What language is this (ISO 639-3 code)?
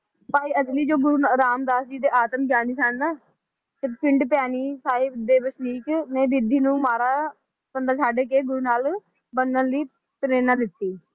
pan